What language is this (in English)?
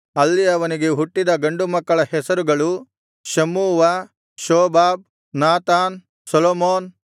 Kannada